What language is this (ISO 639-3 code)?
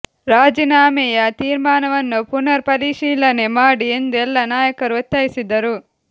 kan